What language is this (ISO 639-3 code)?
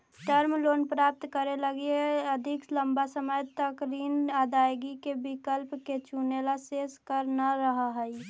mag